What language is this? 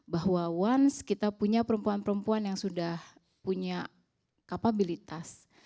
Indonesian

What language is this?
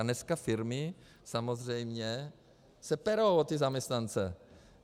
Czech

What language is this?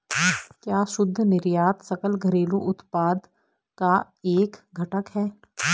Hindi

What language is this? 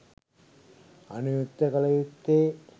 Sinhala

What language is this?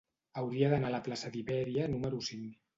Catalan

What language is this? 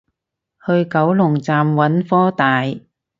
Cantonese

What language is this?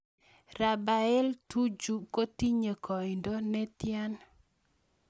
Kalenjin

